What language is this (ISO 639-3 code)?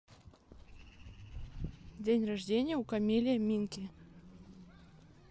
rus